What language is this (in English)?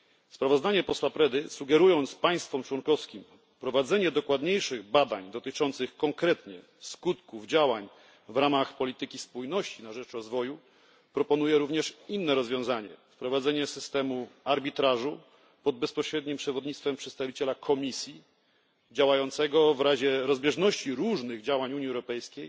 Polish